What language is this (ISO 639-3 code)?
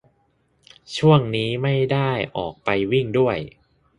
tha